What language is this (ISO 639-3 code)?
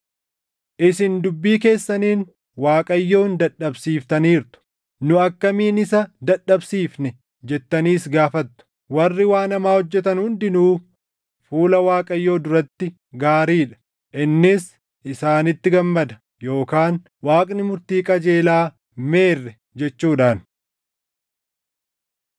orm